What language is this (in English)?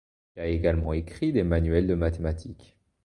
French